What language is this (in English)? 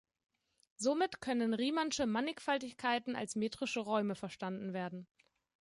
German